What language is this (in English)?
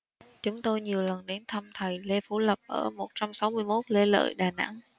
Vietnamese